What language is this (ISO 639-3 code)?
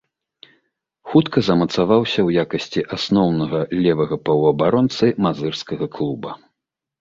bel